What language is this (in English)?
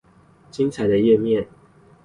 Chinese